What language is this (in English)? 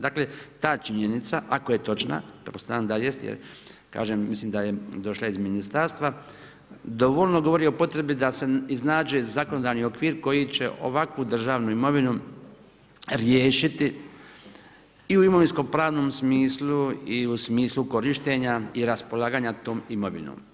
Croatian